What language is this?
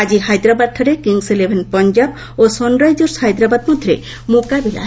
Odia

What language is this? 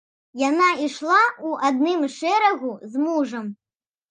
Belarusian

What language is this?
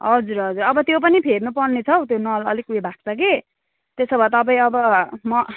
Nepali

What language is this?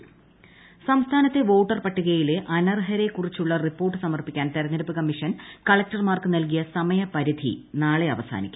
Malayalam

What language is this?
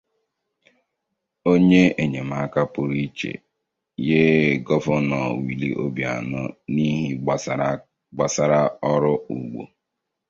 Igbo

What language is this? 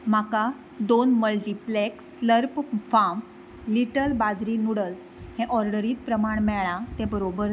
Konkani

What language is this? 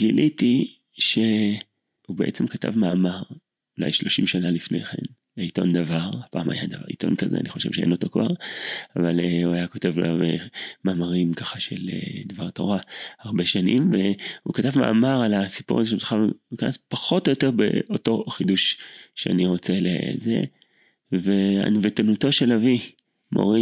Hebrew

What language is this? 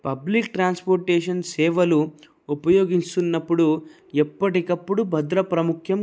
Telugu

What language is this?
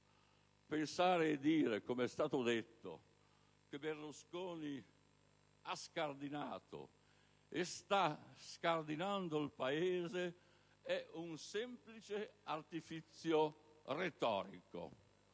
Italian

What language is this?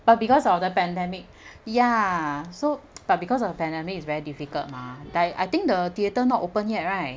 English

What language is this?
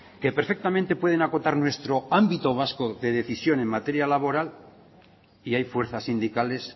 Spanish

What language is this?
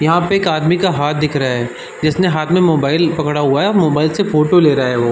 Hindi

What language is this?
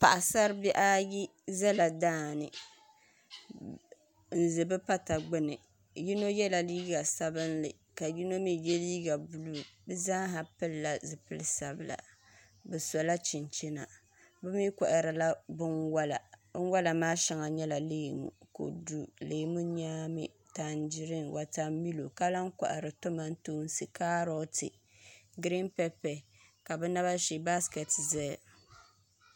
Dagbani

